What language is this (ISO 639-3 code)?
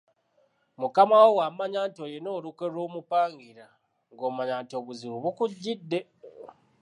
lug